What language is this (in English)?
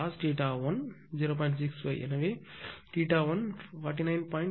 Tamil